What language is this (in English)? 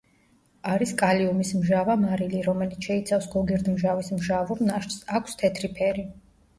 Georgian